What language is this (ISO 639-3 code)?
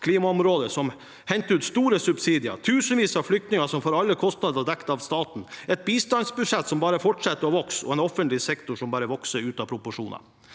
nor